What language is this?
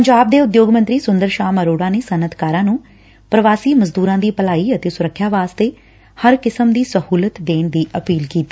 Punjabi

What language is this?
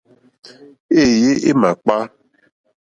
Mokpwe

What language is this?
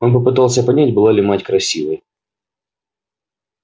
Russian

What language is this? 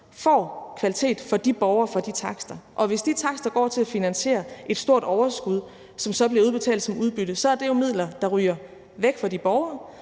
Danish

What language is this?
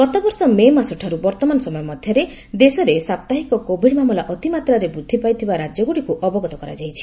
Odia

